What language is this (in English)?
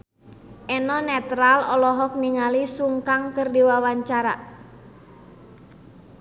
Sundanese